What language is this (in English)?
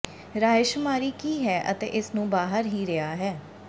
Punjabi